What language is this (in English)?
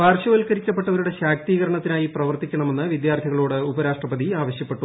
Malayalam